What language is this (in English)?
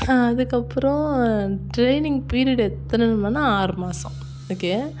Tamil